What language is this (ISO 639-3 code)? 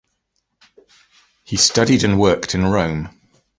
eng